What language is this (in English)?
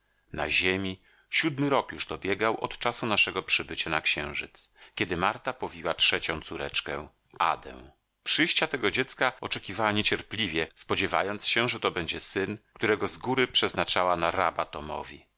Polish